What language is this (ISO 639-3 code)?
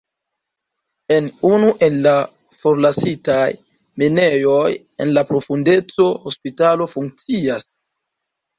epo